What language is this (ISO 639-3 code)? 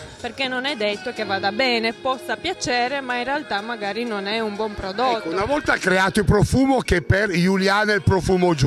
ita